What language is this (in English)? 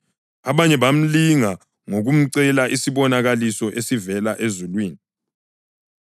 North Ndebele